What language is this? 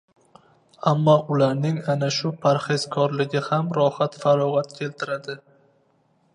Uzbek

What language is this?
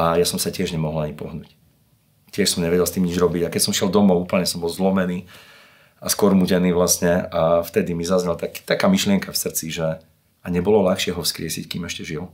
Slovak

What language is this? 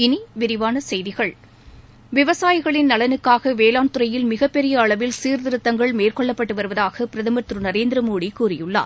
Tamil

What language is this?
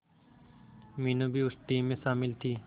Hindi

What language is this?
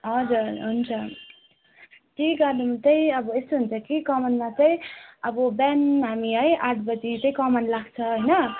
Nepali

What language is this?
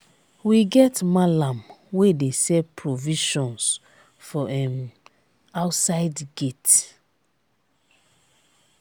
Nigerian Pidgin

